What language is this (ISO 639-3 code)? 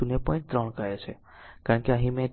guj